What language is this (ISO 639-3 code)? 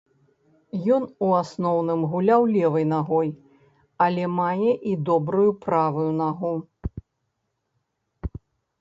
bel